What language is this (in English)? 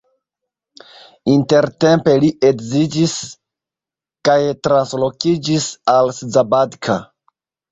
Esperanto